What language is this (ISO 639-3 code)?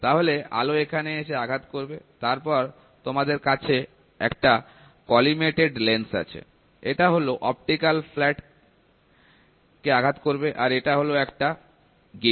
ben